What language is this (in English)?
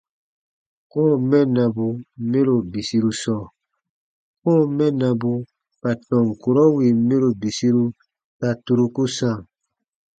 Baatonum